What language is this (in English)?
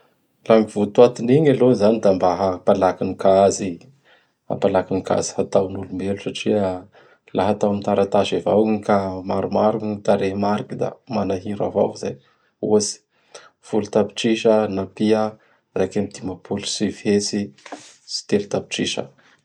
Bara Malagasy